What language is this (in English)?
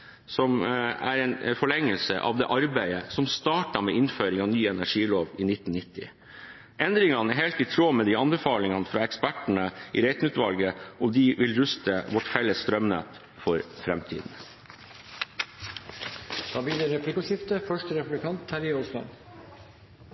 Norwegian Bokmål